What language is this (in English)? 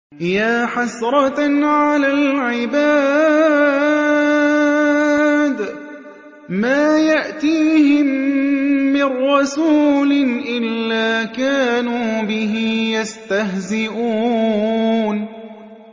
Arabic